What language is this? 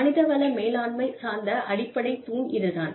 Tamil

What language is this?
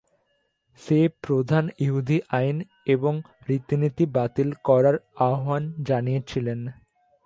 Bangla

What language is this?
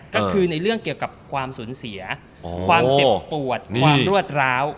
Thai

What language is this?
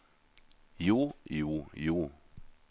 Norwegian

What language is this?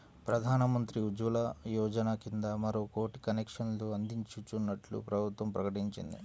Telugu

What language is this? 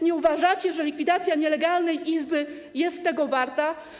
Polish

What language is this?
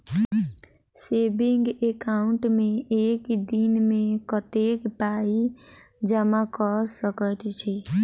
Maithili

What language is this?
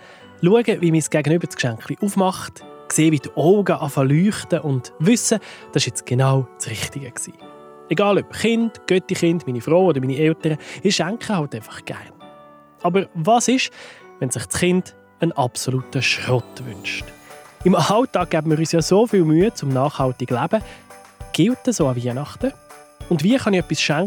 German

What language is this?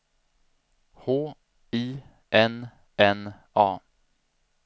Swedish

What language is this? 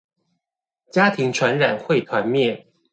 Chinese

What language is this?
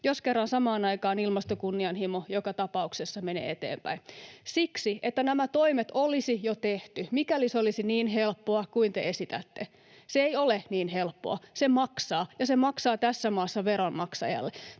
Finnish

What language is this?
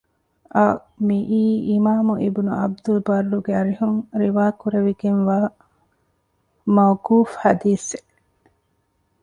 Divehi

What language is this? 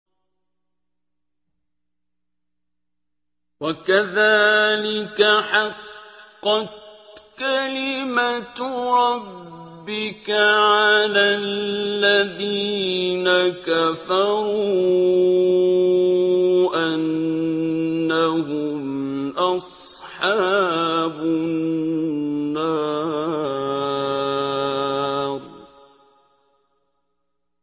Arabic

